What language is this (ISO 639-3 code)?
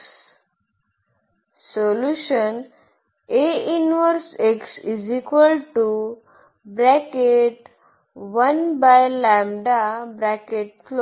mar